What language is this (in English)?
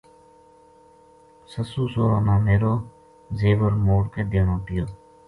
Gujari